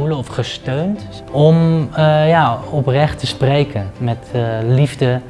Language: Dutch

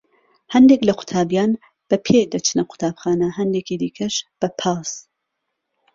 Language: Central Kurdish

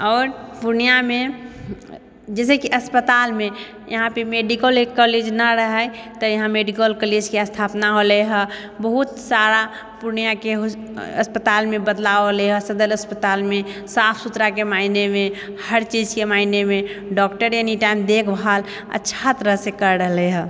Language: Maithili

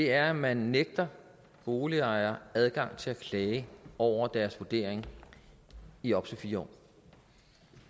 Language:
Danish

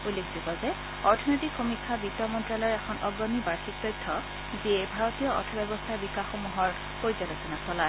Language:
Assamese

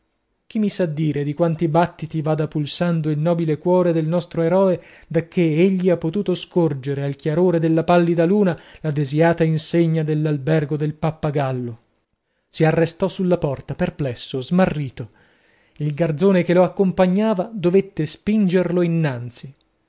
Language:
Italian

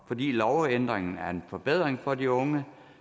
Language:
Danish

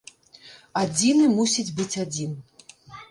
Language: Belarusian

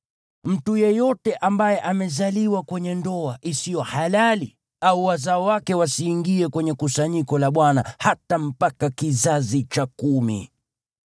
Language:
Swahili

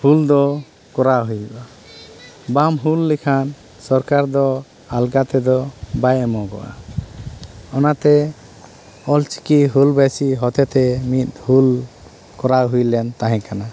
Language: Santali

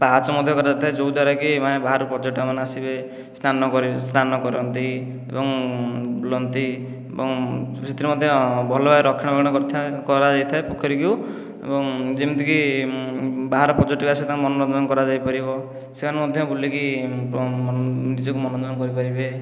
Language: Odia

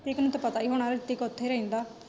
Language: Punjabi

